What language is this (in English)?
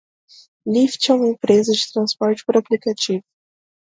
Portuguese